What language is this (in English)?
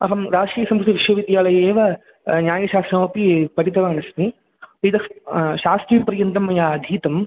Sanskrit